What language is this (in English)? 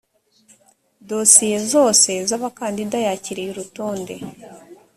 Kinyarwanda